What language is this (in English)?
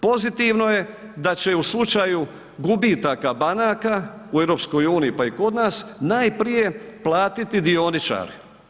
Croatian